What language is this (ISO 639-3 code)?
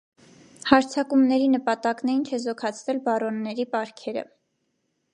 hye